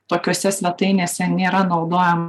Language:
Lithuanian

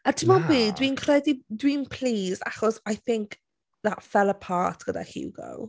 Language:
Welsh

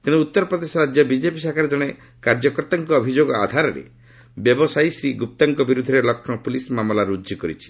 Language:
Odia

